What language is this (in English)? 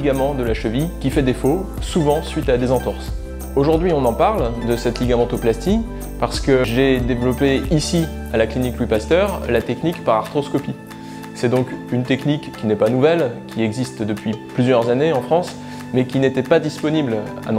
French